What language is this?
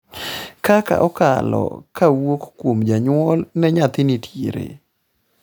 Luo (Kenya and Tanzania)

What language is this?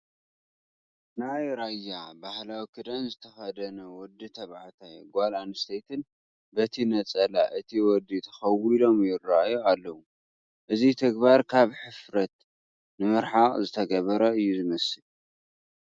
Tigrinya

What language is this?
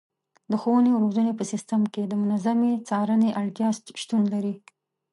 Pashto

